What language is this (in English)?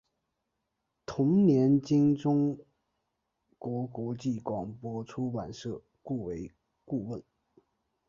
Chinese